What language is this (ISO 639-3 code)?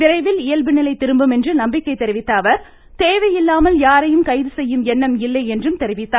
tam